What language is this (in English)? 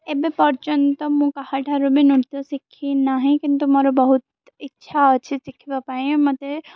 Odia